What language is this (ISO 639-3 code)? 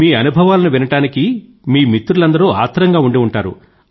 tel